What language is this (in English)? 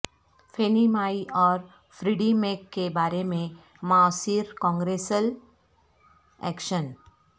Urdu